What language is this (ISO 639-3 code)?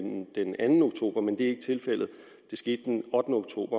dan